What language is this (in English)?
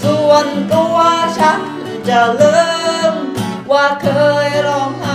Thai